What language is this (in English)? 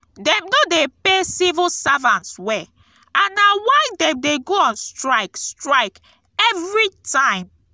Nigerian Pidgin